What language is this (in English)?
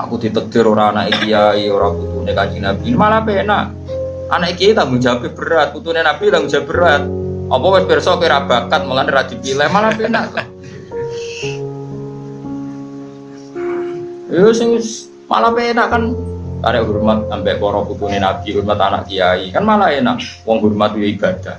Indonesian